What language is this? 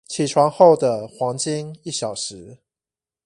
Chinese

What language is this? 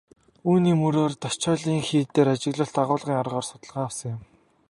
Mongolian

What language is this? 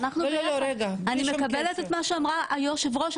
Hebrew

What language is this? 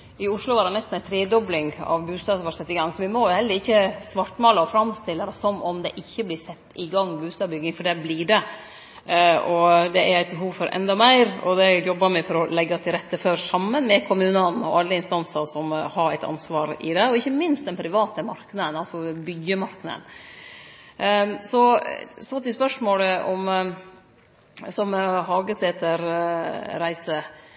Norwegian Nynorsk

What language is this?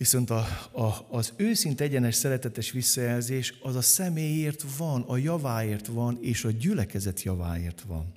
Hungarian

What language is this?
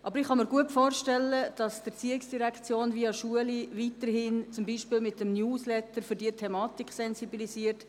Swiss German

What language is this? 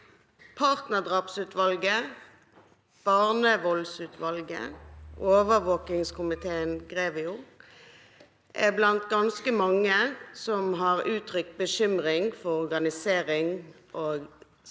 Norwegian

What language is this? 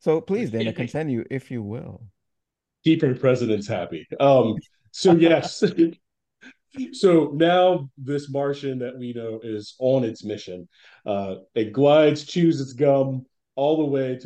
English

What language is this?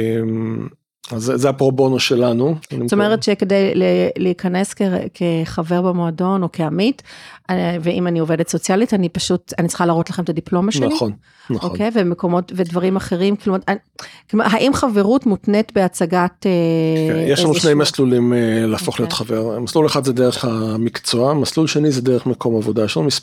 Hebrew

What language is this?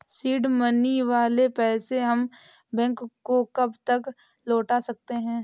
Hindi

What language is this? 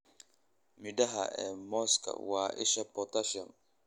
Somali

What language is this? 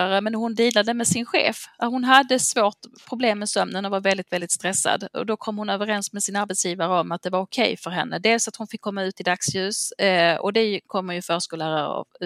Swedish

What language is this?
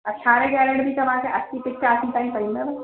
Sindhi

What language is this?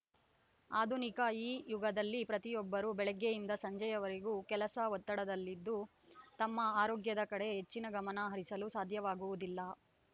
Kannada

